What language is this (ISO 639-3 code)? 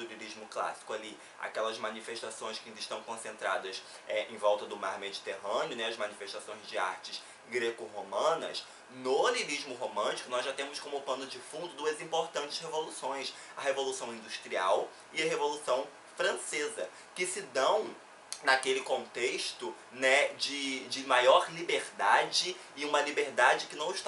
por